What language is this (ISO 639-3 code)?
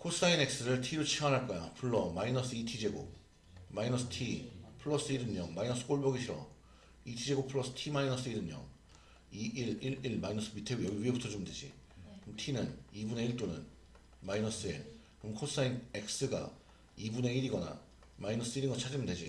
kor